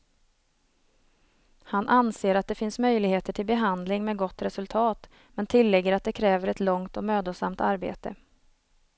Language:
Swedish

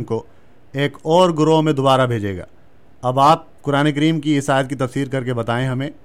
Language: Urdu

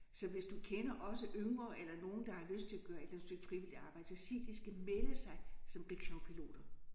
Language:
Danish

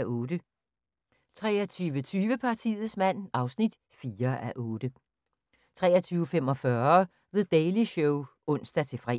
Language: Danish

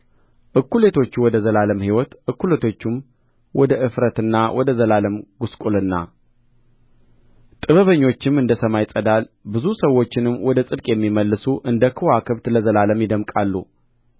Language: Amharic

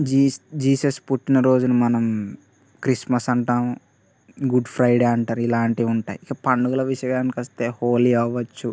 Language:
Telugu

